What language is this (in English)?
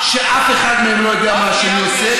Hebrew